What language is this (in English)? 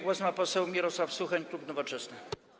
Polish